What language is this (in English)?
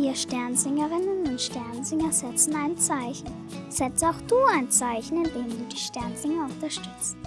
German